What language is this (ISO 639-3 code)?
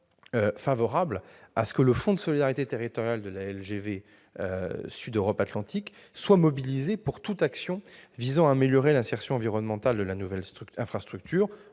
fra